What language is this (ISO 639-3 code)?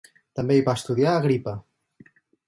cat